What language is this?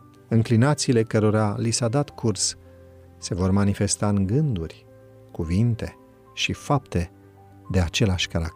Romanian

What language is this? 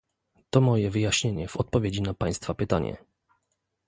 Polish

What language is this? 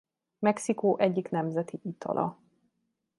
Hungarian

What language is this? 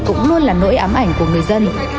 Vietnamese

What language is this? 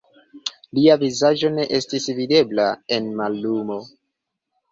Esperanto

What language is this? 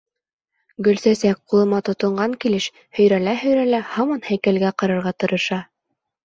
Bashkir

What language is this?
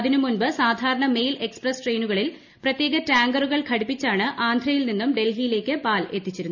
Malayalam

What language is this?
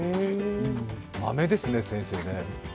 Japanese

